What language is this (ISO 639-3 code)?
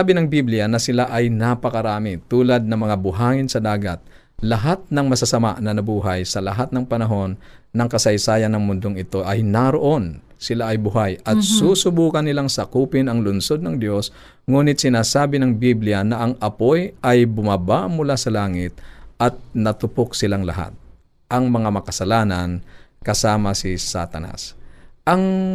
fil